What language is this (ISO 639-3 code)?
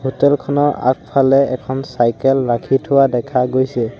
asm